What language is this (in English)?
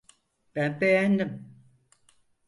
Turkish